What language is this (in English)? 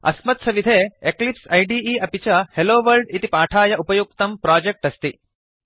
Sanskrit